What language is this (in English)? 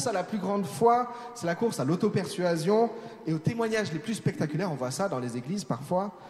French